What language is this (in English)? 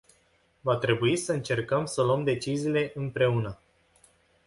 Romanian